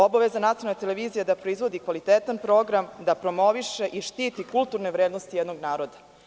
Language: Serbian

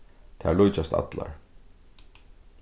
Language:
Faroese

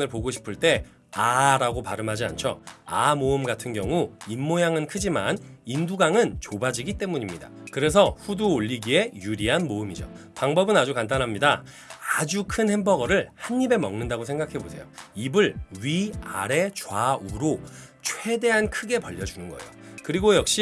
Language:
Korean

